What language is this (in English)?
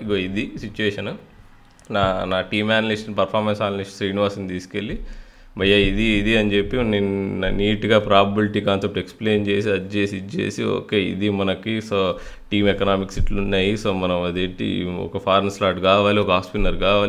Telugu